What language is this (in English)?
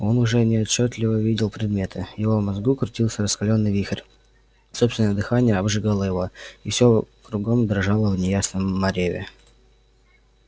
Russian